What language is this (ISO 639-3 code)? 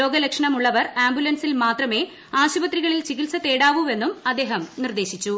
mal